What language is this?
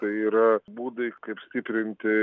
Lithuanian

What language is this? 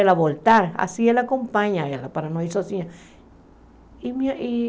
Portuguese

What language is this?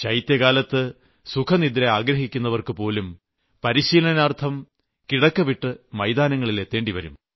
Malayalam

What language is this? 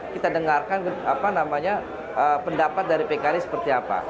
Indonesian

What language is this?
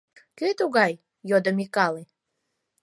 Mari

